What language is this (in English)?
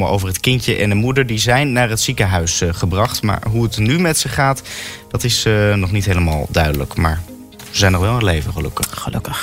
Dutch